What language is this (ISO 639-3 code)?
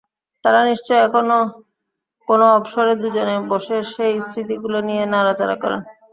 ben